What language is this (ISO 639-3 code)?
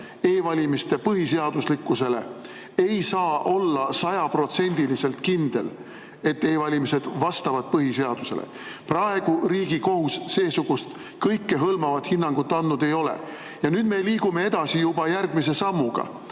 est